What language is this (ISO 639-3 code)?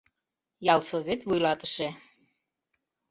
chm